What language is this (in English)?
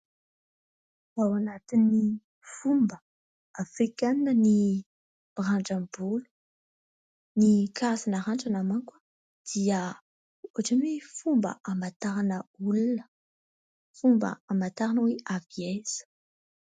Malagasy